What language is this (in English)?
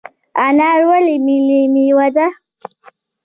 Pashto